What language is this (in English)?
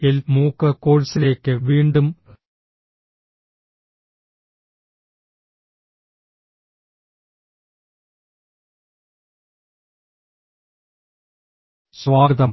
Malayalam